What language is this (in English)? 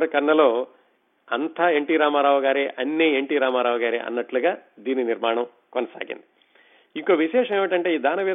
Telugu